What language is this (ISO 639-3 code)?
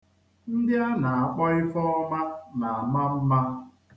ibo